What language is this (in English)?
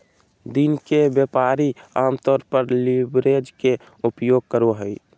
Magahi